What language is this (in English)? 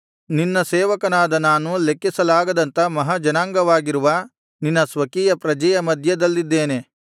Kannada